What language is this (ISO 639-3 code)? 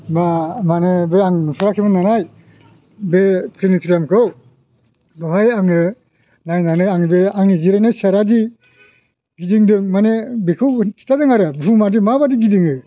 brx